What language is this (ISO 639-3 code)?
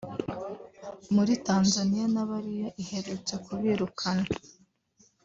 kin